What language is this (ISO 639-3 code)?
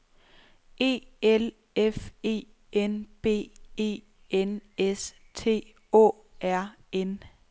dan